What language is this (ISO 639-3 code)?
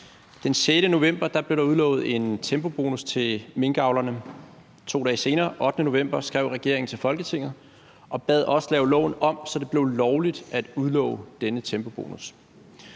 dan